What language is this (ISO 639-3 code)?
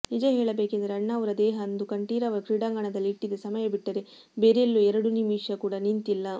kan